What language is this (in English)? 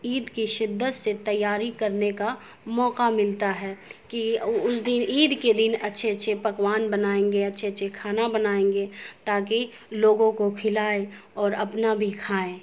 Urdu